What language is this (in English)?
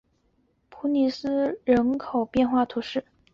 Chinese